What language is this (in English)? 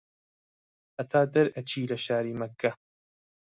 Central Kurdish